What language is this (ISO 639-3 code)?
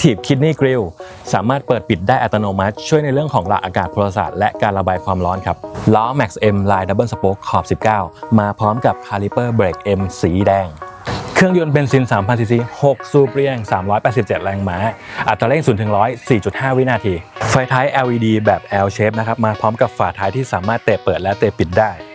tha